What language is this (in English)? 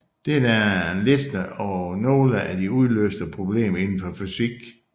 Danish